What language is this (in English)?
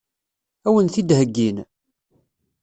Kabyle